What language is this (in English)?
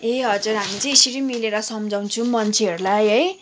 Nepali